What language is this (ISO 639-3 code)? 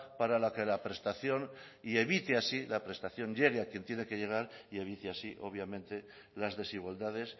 spa